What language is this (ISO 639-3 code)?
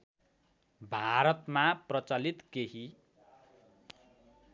nep